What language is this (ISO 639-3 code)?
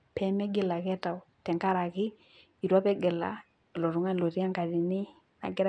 mas